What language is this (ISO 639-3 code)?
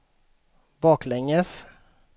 swe